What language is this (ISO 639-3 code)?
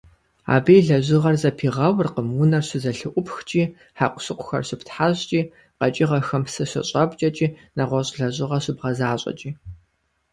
kbd